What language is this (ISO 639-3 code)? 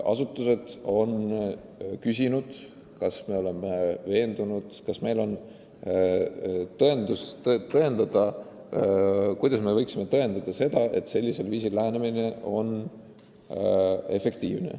est